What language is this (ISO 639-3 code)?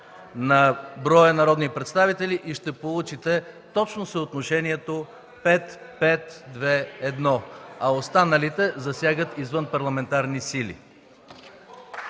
bul